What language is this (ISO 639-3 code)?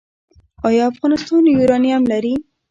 pus